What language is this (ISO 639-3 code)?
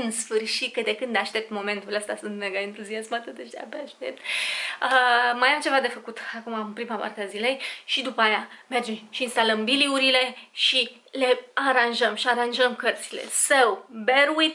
ron